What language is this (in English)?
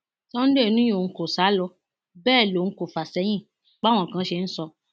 Yoruba